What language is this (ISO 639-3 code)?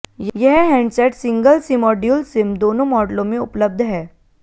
hin